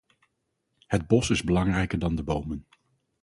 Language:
Dutch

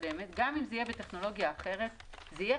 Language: Hebrew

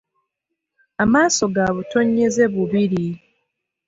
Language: Ganda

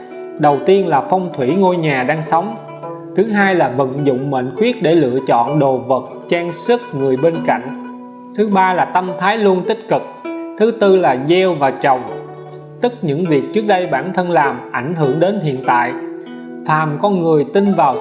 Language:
Vietnamese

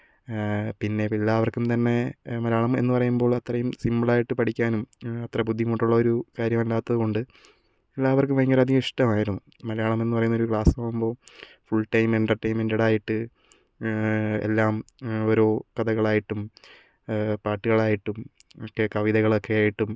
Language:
Malayalam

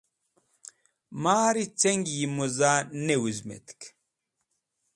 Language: Wakhi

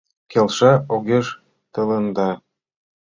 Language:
Mari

